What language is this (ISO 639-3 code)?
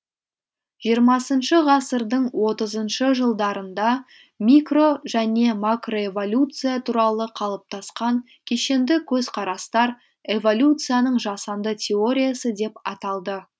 kaz